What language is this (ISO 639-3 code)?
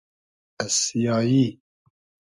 haz